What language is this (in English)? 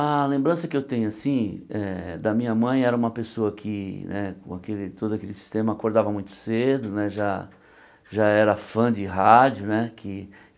Portuguese